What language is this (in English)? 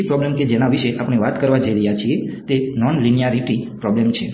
Gujarati